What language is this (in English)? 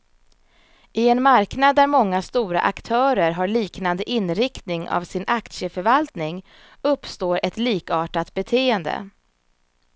Swedish